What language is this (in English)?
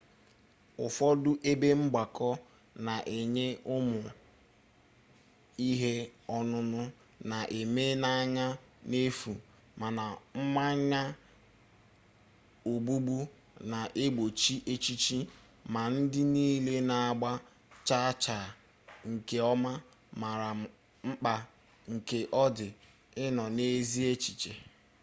Igbo